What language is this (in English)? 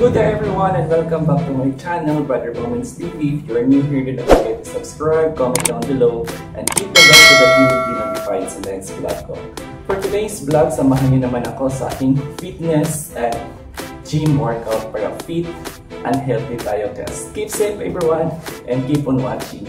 Polish